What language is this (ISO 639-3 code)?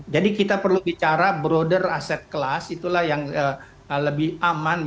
ind